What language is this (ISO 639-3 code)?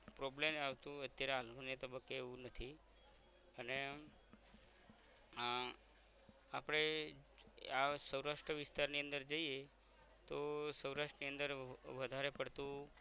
guj